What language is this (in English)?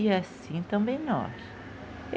Portuguese